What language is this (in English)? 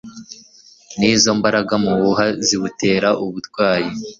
Kinyarwanda